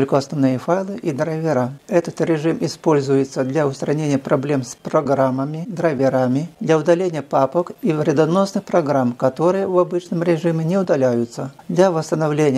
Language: Russian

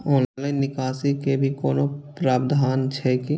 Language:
Maithili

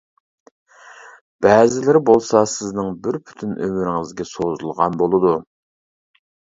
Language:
Uyghur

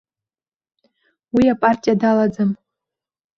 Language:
Abkhazian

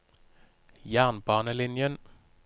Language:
Norwegian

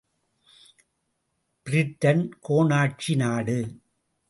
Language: Tamil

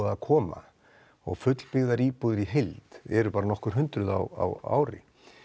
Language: Icelandic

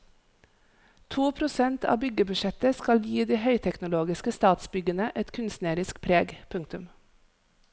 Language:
Norwegian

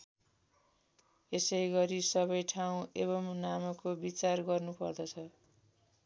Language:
Nepali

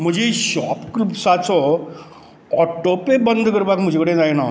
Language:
Konkani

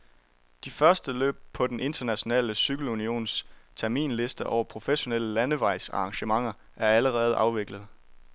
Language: Danish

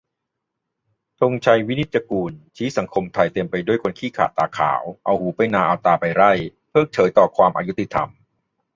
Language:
Thai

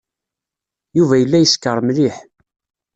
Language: Kabyle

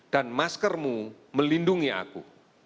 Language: Indonesian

